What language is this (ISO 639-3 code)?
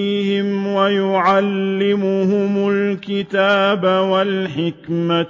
ara